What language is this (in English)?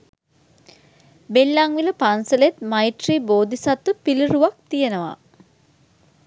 Sinhala